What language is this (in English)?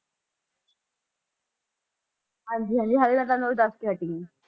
Punjabi